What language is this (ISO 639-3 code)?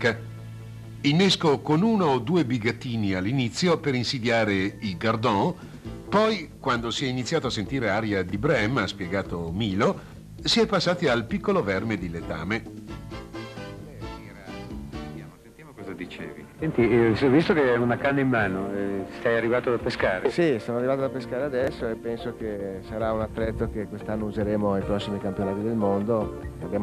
ita